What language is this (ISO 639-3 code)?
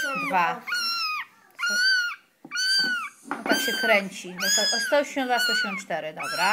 pol